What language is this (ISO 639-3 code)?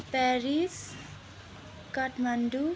nep